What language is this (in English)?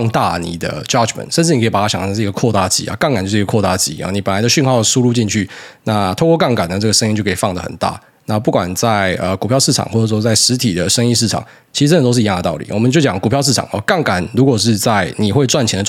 Chinese